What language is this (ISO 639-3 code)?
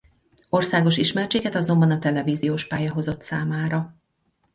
hun